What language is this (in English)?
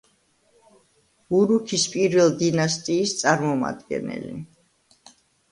Georgian